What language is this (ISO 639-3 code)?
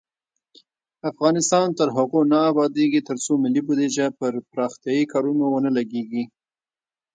pus